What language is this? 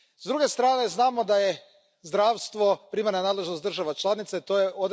Croatian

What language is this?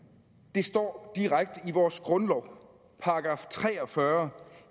Danish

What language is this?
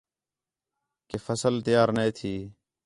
Khetrani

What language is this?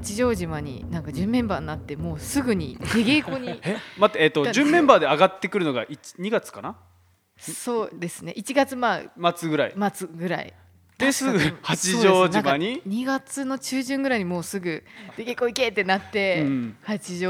Japanese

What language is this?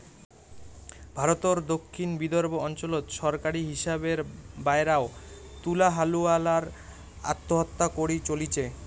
Bangla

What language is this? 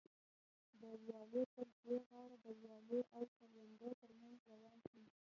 Pashto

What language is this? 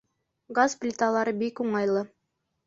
Bashkir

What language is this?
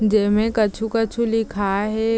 Chhattisgarhi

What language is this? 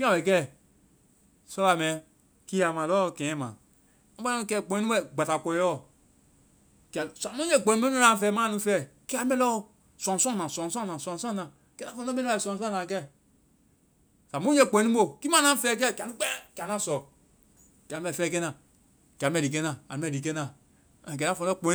Vai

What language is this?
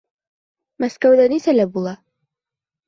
Bashkir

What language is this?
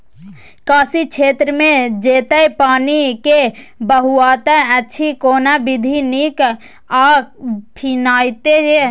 Maithili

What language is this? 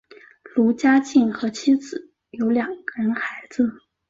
Chinese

